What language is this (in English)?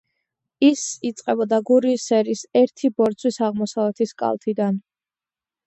Georgian